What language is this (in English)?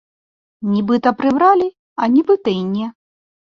Belarusian